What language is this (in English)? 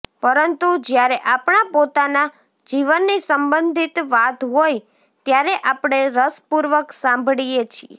Gujarati